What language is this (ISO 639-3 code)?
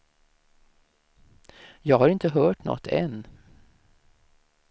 swe